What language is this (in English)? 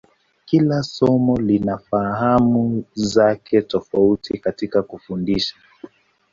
Swahili